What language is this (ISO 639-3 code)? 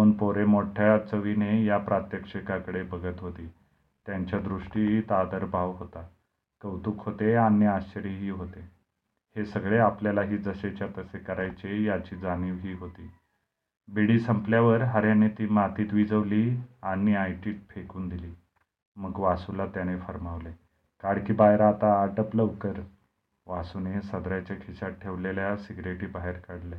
mar